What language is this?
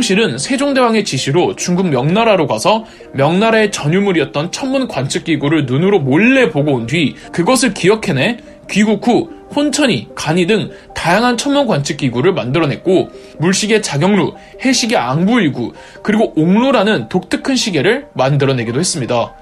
Korean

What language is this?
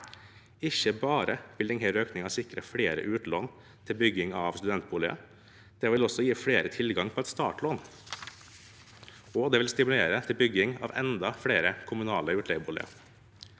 Norwegian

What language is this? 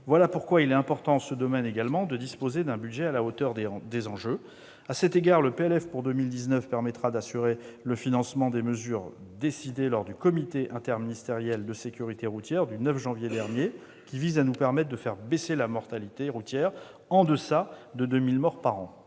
French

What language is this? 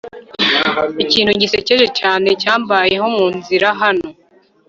Kinyarwanda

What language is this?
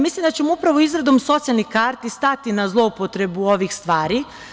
Serbian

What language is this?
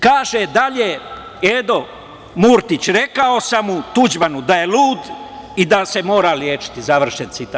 Serbian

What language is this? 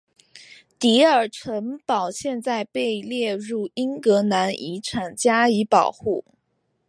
Chinese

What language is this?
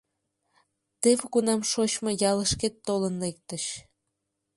Mari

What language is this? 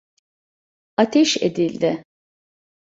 Turkish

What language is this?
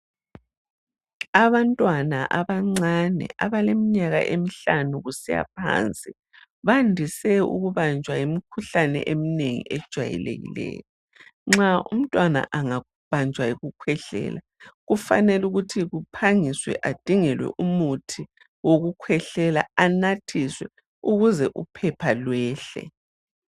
North Ndebele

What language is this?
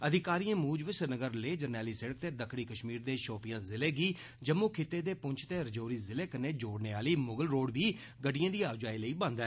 Dogri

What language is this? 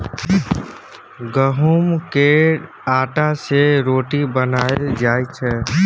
Maithili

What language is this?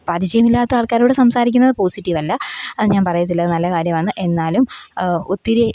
Malayalam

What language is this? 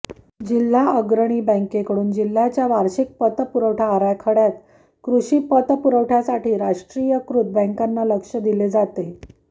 Marathi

